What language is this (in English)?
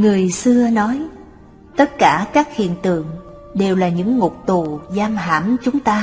Vietnamese